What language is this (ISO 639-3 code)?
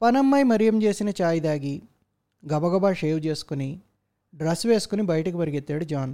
tel